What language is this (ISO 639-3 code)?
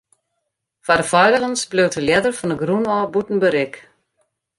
fry